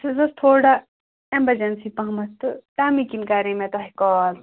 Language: Kashmiri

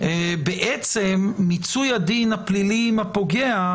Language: Hebrew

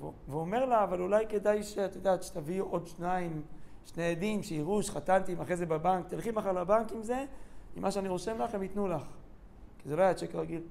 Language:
Hebrew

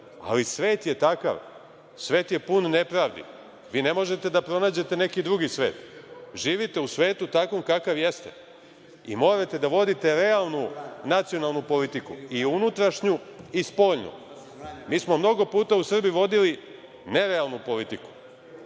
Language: Serbian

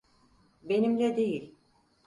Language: Turkish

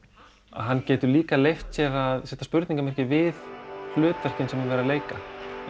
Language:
Icelandic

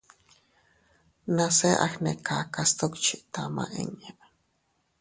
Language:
Teutila Cuicatec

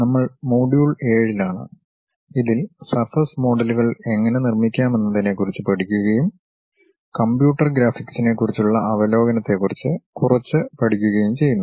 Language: Malayalam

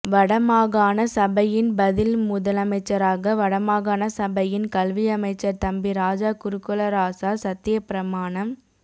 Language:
Tamil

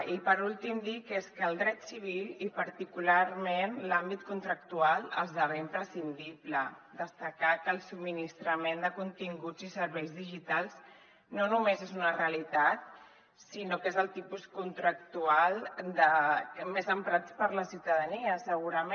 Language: Catalan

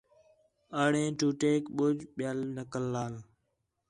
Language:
Khetrani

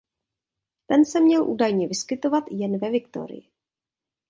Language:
Czech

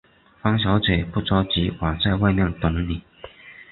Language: Chinese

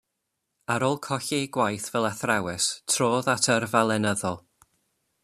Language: Welsh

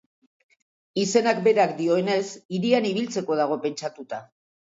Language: Basque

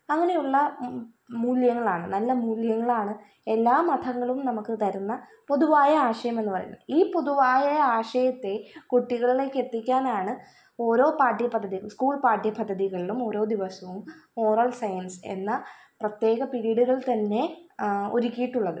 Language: Malayalam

